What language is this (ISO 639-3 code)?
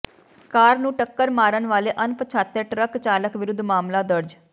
pan